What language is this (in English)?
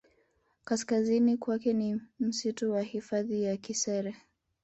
Swahili